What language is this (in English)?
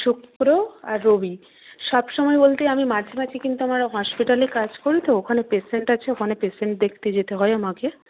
Bangla